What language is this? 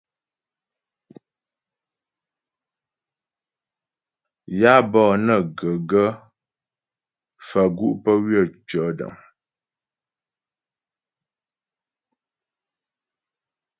Ghomala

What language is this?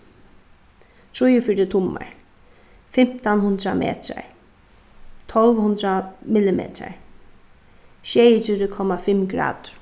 Faroese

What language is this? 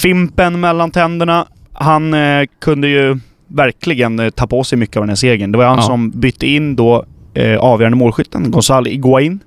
Swedish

